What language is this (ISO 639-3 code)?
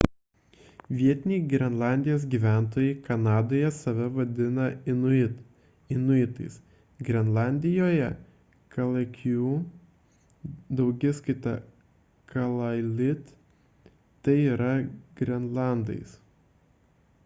lit